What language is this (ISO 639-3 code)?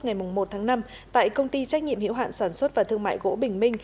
vie